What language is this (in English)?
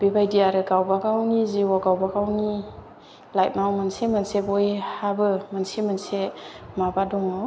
Bodo